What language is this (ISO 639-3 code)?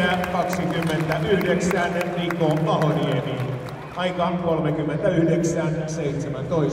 fin